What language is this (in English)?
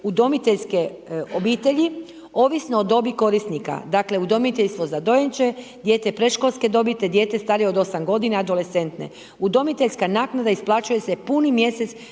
Croatian